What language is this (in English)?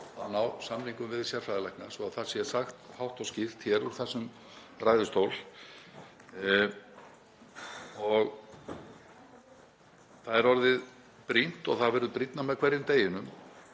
Icelandic